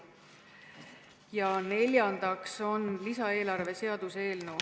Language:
Estonian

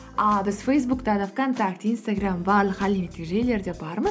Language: Kazakh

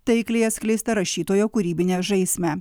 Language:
Lithuanian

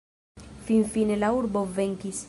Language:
Esperanto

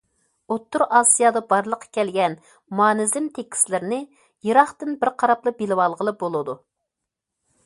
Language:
Uyghur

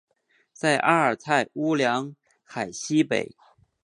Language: Chinese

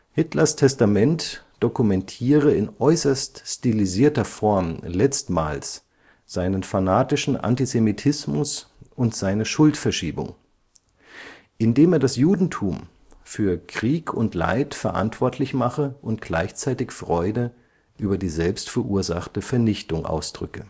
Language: German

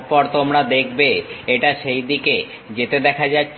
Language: Bangla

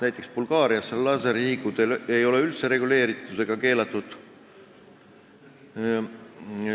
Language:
Estonian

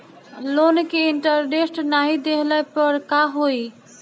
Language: Bhojpuri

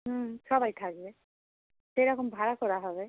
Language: Bangla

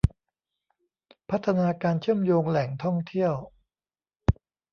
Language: Thai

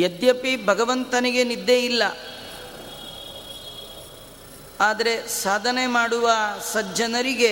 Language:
Kannada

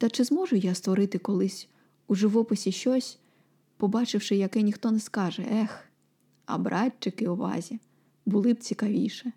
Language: Ukrainian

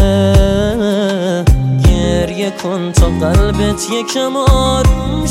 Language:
Persian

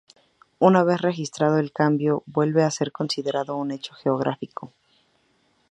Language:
Spanish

